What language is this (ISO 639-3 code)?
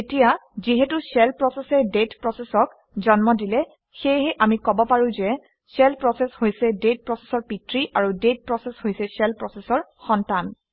asm